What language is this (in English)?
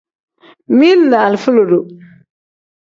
Tem